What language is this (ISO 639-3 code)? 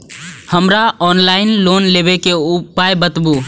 mai